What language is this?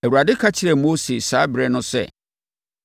Akan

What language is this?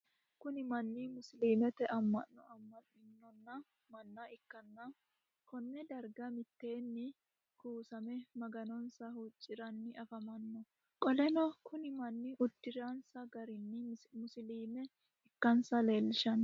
Sidamo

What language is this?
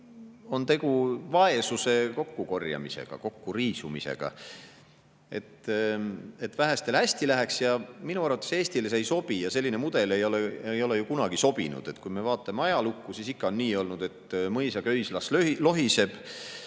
Estonian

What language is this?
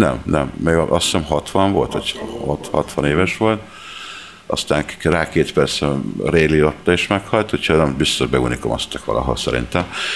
Hungarian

